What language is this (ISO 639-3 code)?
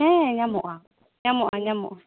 sat